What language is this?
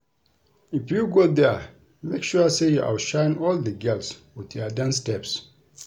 Nigerian Pidgin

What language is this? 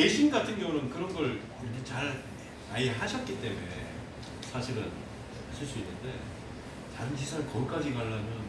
Korean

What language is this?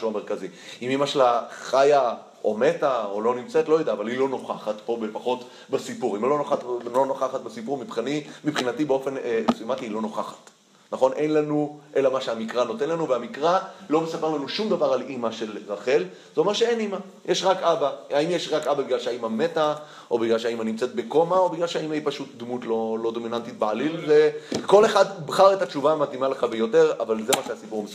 Hebrew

